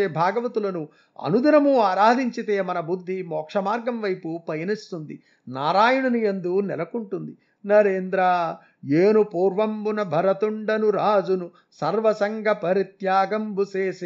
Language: Telugu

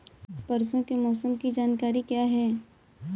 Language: Hindi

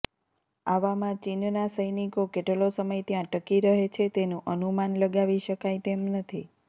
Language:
Gujarati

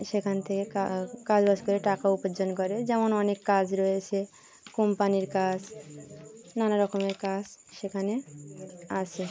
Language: Bangla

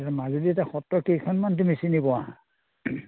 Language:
Assamese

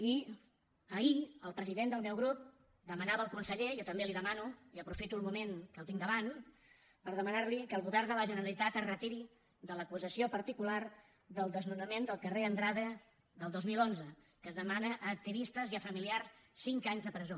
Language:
Catalan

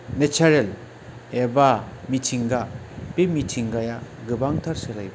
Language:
Bodo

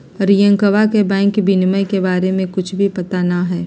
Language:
Magahi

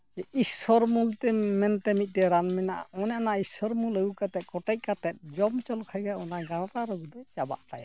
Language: Santali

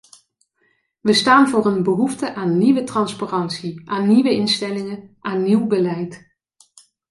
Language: Dutch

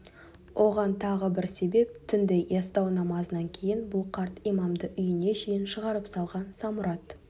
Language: Kazakh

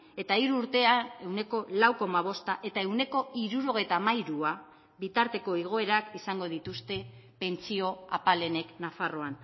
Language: Basque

